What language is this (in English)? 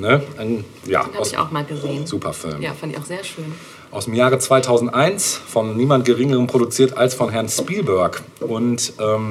German